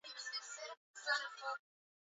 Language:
Swahili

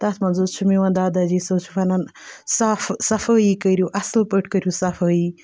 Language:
Kashmiri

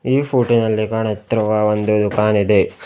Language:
Kannada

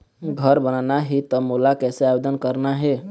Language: Chhattisgarhi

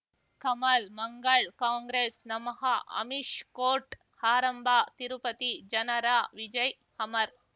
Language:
Kannada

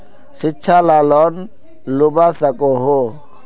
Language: Magahi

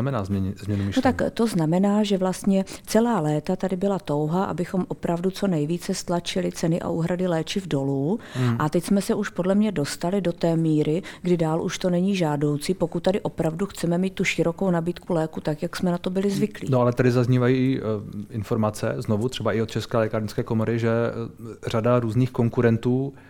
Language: Czech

